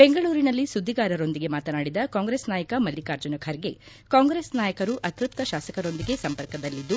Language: Kannada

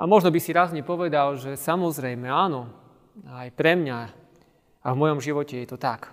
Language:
Slovak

